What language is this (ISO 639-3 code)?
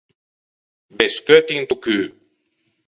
lij